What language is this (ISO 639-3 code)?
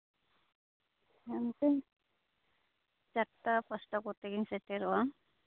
sat